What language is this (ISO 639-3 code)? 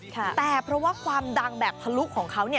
tha